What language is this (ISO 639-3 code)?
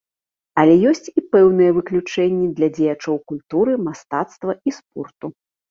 bel